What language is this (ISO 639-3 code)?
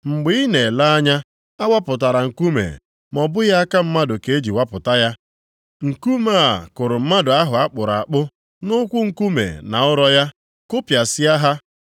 ibo